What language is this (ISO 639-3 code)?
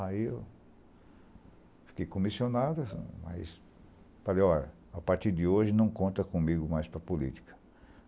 por